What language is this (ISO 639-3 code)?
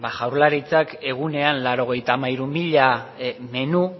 eus